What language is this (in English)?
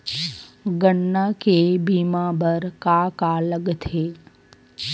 Chhattisgarhi